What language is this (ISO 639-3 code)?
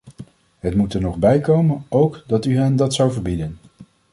nld